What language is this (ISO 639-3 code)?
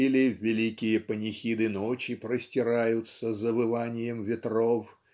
rus